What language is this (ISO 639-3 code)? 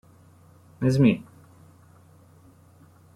hun